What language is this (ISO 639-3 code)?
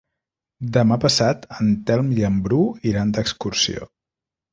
cat